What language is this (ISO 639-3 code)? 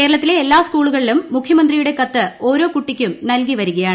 mal